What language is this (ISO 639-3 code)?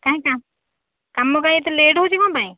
ori